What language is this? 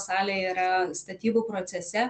Lithuanian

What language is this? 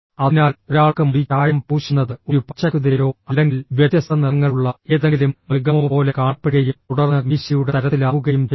Malayalam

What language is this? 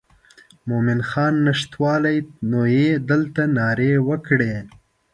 Pashto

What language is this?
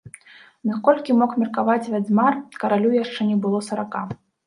Belarusian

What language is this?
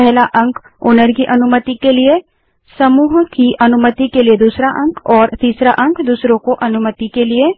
Hindi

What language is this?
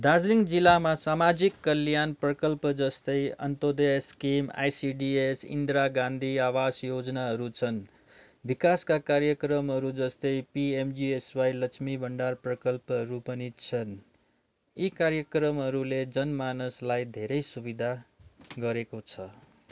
Nepali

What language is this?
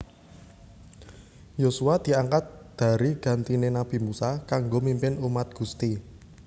Javanese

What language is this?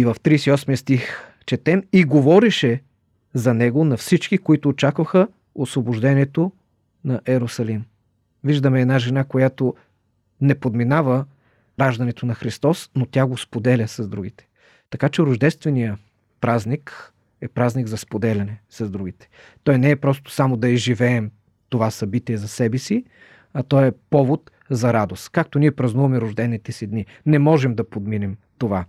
Bulgarian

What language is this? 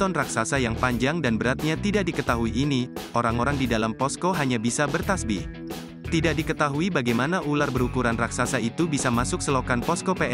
Indonesian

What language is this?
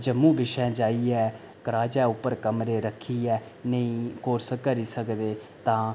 Dogri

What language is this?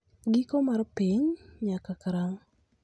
Luo (Kenya and Tanzania)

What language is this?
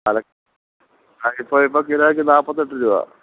Malayalam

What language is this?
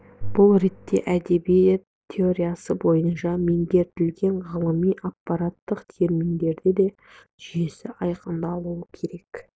Kazakh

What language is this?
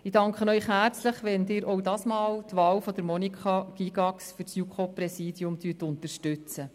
Swiss German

